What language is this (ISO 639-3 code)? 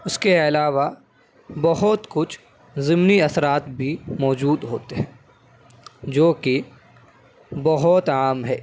urd